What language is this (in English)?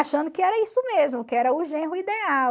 Portuguese